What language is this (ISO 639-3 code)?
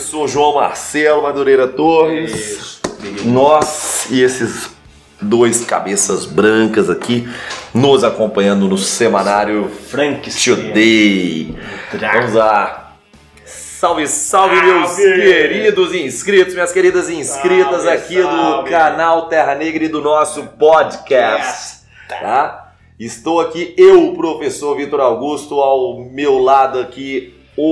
por